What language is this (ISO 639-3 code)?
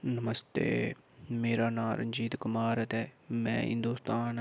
doi